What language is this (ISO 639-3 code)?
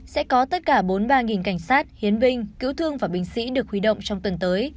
vie